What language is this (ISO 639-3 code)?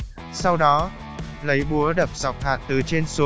vie